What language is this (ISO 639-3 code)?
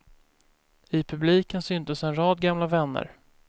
swe